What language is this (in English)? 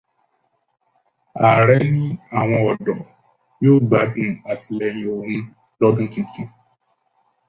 Yoruba